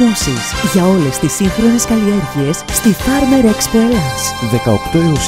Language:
Greek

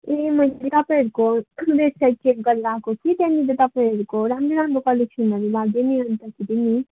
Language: Nepali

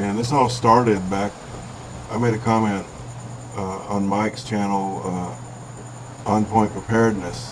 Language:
English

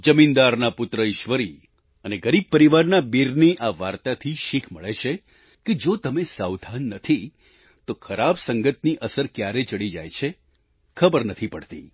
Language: Gujarati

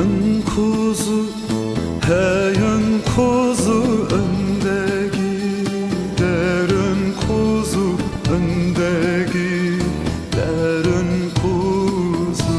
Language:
Turkish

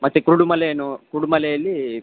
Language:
Kannada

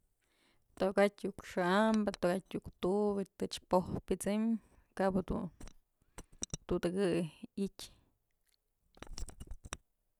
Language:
Mazatlán Mixe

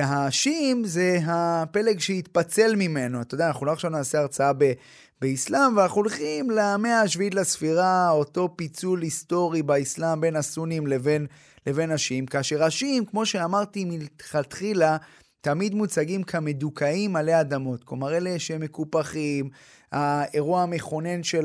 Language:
Hebrew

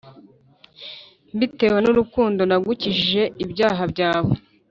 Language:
Kinyarwanda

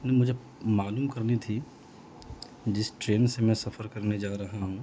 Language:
Urdu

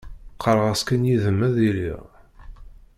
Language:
Kabyle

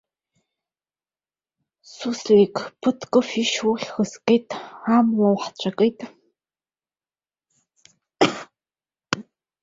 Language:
Abkhazian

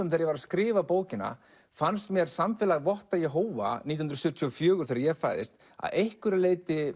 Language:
Icelandic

